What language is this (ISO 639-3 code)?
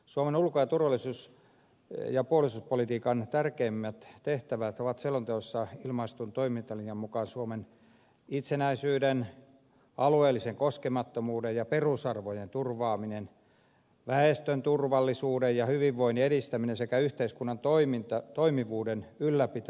fin